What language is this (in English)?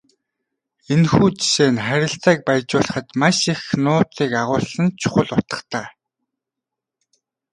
Mongolian